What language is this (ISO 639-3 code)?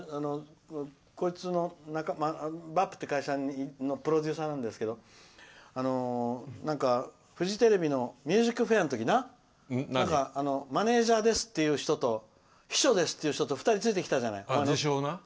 jpn